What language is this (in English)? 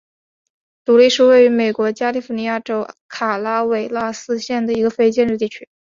Chinese